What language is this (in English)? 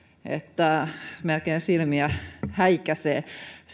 Finnish